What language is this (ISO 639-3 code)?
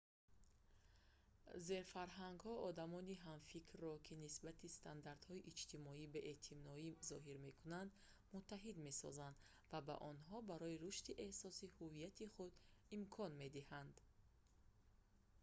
tgk